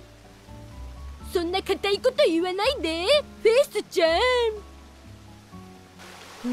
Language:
Japanese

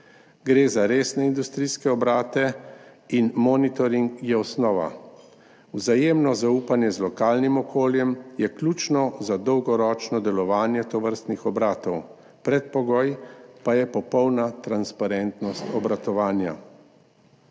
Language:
Slovenian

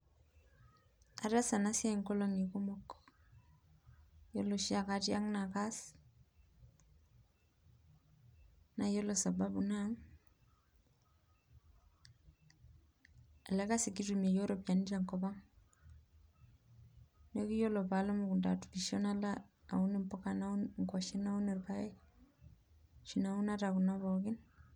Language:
Masai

